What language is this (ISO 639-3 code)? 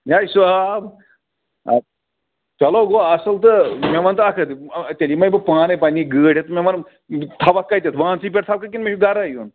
kas